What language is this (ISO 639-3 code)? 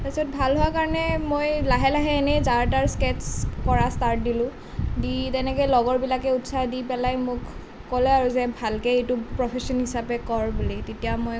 asm